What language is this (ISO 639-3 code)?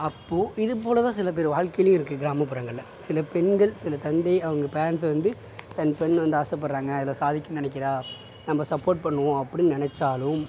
tam